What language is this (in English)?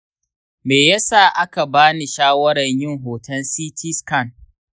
Hausa